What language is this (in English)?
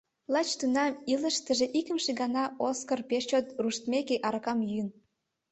Mari